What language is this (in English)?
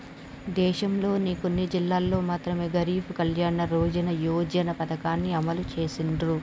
Telugu